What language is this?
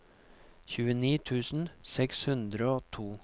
Norwegian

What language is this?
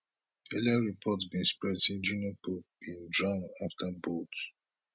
Nigerian Pidgin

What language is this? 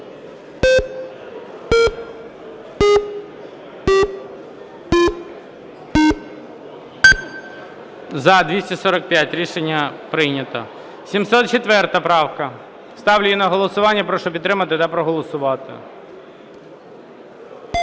Ukrainian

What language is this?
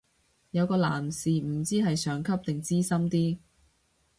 Cantonese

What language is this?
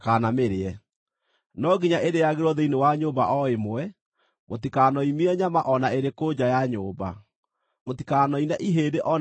Kikuyu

